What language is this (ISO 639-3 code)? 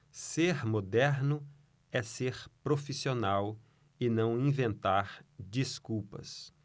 por